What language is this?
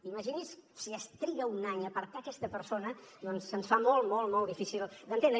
Catalan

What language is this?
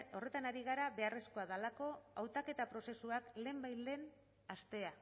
Basque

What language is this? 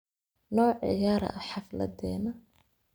Somali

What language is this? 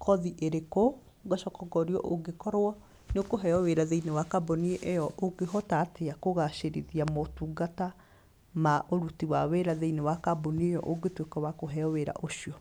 Kikuyu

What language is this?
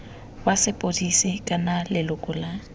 Tswana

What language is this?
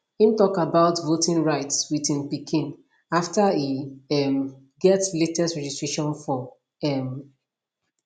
Nigerian Pidgin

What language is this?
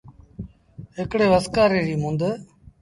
Sindhi Bhil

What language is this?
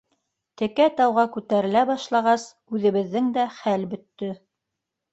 Bashkir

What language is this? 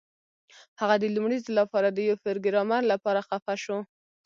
Pashto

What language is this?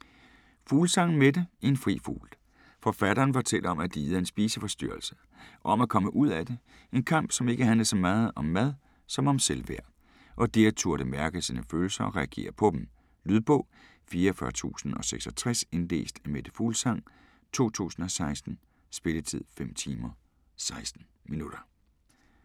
Danish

